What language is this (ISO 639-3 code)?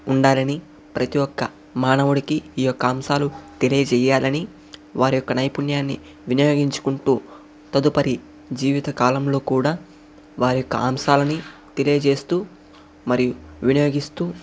tel